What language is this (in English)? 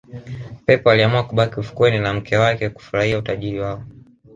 Swahili